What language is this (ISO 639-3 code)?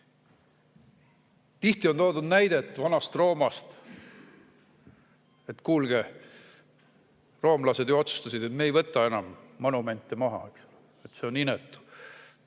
est